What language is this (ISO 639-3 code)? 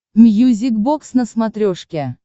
rus